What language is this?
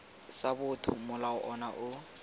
Tswana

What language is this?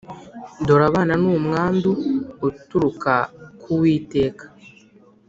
Kinyarwanda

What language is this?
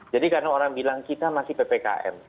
Indonesian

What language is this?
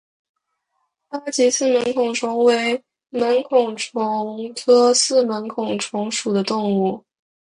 Chinese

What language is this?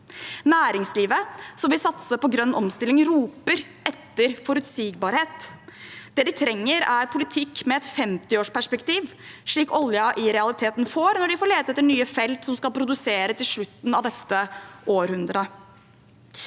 Norwegian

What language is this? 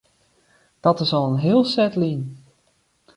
Western Frisian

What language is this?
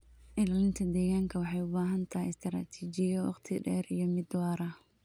Somali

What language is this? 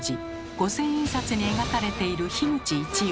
Japanese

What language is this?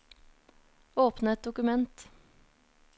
Norwegian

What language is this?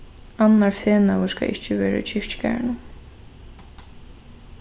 Faroese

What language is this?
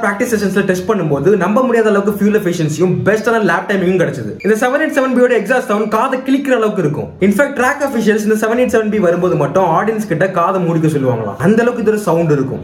Tamil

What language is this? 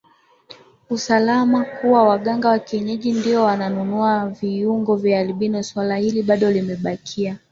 Swahili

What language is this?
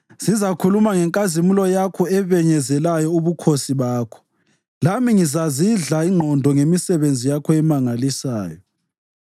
North Ndebele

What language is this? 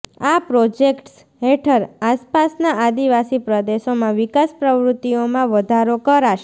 Gujarati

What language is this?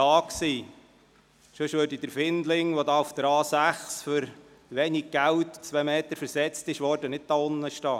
Swiss German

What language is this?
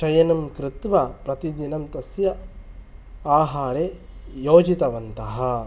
Sanskrit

